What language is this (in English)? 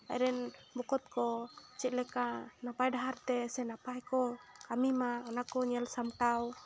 Santali